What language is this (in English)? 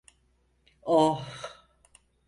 Turkish